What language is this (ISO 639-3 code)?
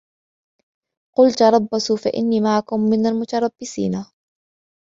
ara